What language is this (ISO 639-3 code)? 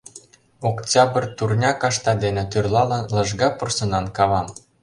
chm